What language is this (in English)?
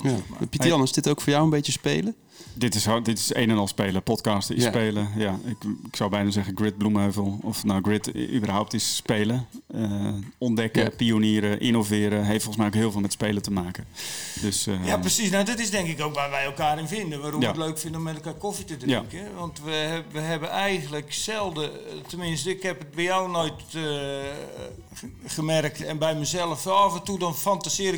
Dutch